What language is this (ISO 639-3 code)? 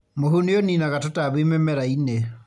kik